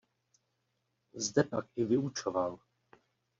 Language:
Czech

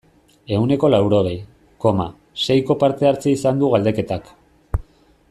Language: Basque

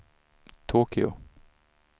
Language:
Swedish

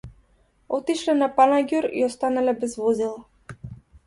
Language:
Macedonian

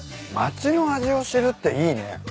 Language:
Japanese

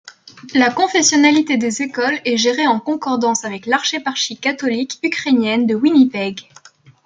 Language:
French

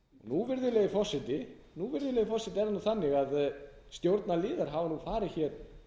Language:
Icelandic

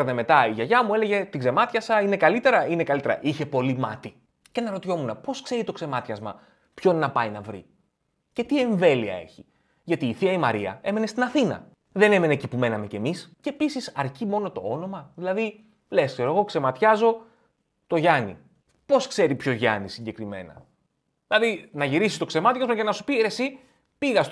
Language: Greek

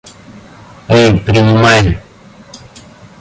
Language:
Russian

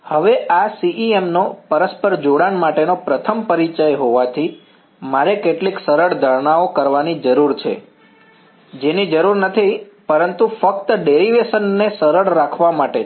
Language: Gujarati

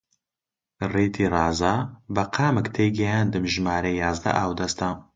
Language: Central Kurdish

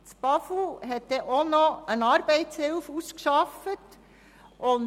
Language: Swiss German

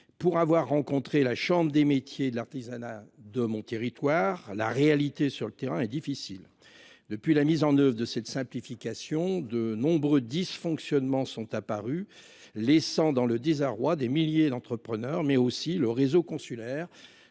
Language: French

